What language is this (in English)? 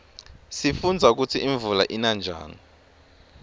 Swati